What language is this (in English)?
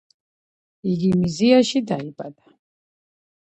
Georgian